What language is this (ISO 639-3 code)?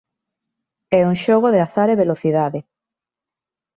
glg